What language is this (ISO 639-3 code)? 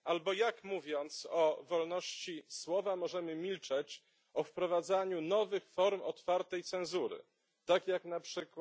pol